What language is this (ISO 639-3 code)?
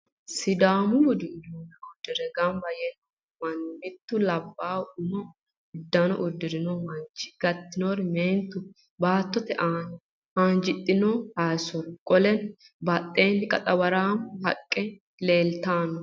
sid